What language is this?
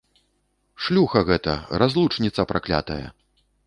Belarusian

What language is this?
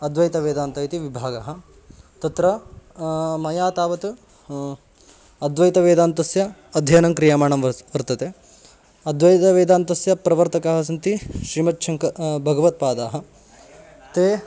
Sanskrit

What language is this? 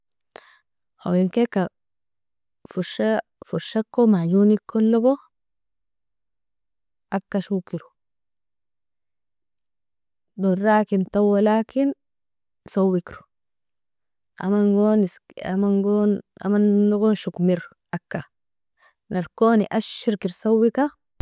Nobiin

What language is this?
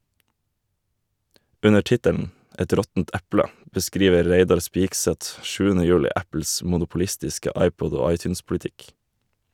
Norwegian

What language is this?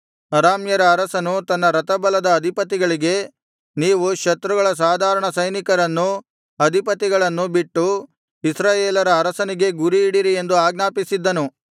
Kannada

